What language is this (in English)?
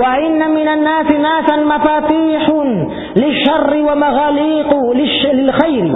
Malay